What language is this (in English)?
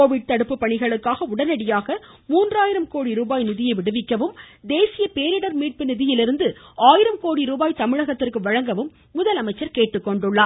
Tamil